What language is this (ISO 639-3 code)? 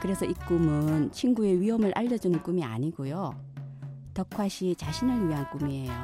kor